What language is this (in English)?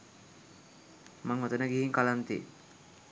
Sinhala